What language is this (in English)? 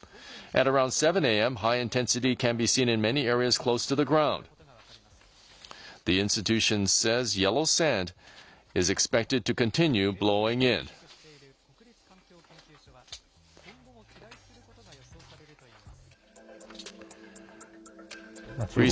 Japanese